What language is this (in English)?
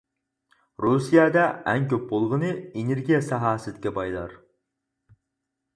Uyghur